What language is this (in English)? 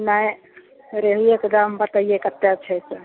Maithili